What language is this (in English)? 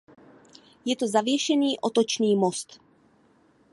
Czech